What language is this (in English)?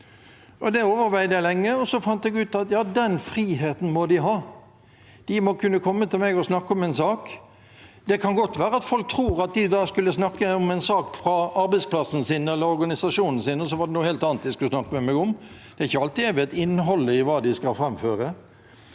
Norwegian